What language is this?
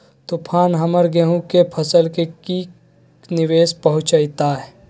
Magahi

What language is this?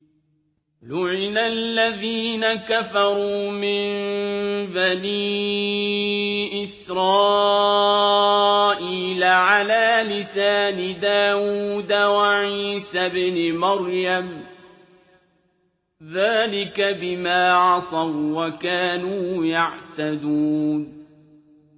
Arabic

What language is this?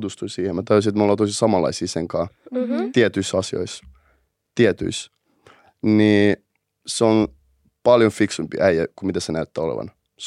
Finnish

